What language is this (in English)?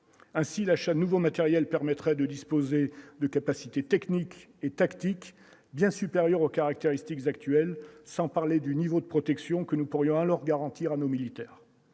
French